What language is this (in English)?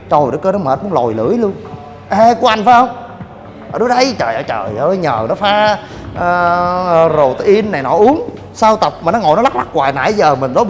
Vietnamese